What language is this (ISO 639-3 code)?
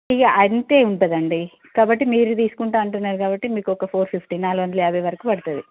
tel